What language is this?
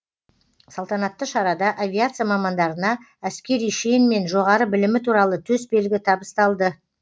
Kazakh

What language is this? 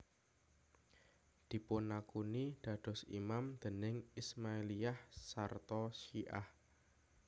Javanese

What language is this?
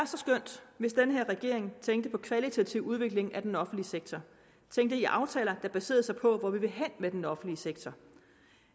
Danish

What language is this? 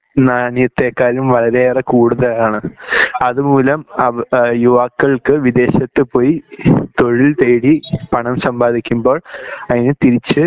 Malayalam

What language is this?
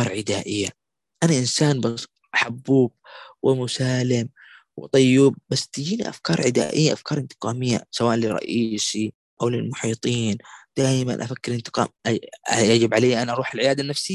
Arabic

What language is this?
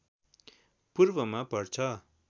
Nepali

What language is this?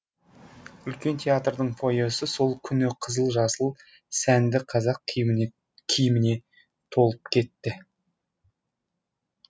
Kazakh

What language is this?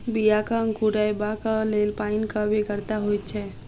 Maithili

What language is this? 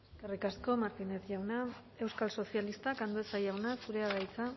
Basque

